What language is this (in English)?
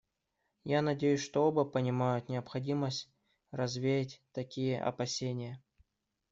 Russian